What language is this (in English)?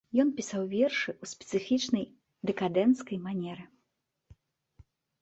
Belarusian